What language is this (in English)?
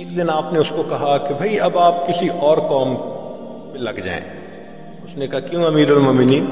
Hindi